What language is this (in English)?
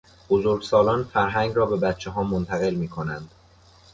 Persian